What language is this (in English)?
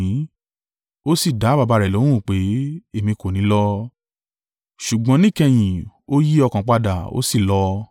Yoruba